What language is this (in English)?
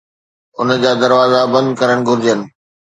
Sindhi